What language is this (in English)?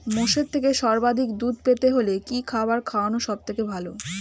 Bangla